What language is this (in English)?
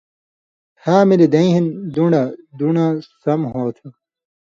Indus Kohistani